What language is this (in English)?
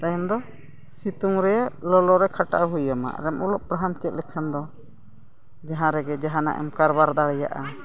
Santali